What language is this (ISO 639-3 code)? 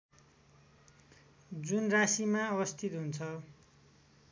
nep